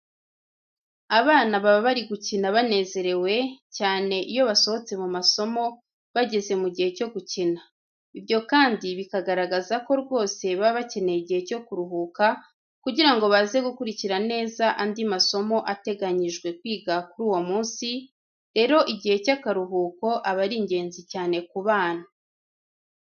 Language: Kinyarwanda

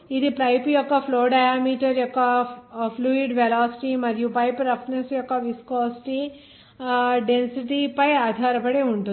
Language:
Telugu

